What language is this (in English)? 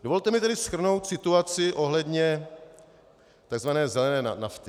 Czech